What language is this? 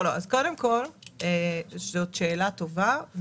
Hebrew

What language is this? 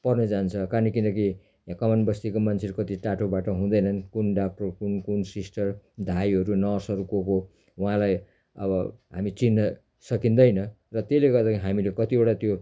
Nepali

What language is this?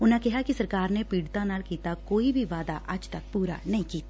Punjabi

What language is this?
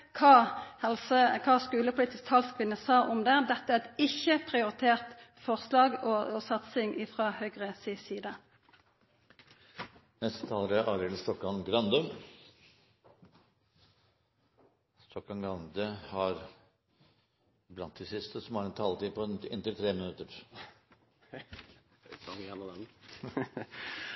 Norwegian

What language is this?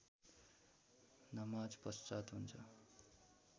Nepali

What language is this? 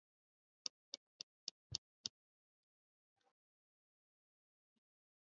Swahili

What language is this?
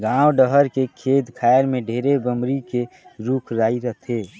Chhattisgarhi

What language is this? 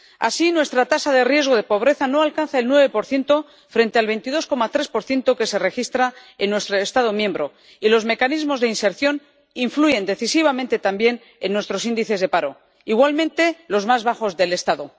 Spanish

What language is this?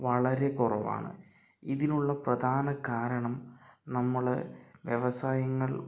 Malayalam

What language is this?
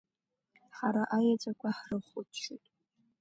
Abkhazian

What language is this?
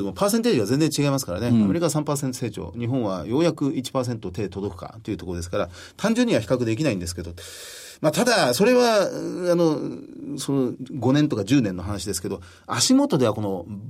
Japanese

